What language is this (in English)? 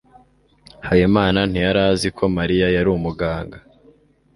Kinyarwanda